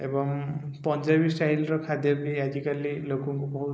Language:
Odia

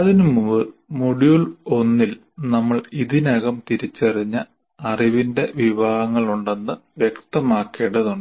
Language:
Malayalam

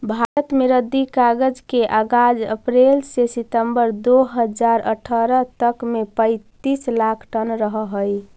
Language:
Magahi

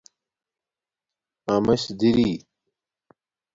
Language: Domaaki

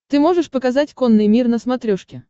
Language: Russian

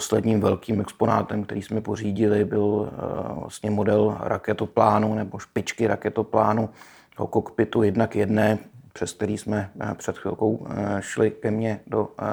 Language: Czech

